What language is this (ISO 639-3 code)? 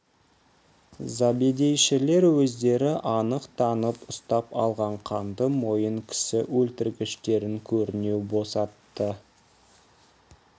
kaz